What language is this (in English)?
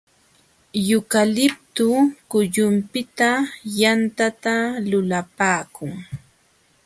Jauja Wanca Quechua